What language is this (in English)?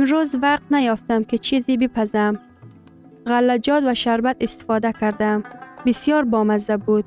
Persian